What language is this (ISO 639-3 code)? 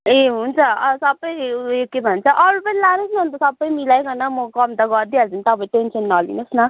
nep